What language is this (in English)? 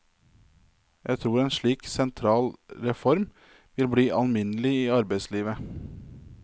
Norwegian